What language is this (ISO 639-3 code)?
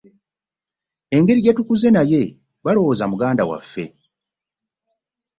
lug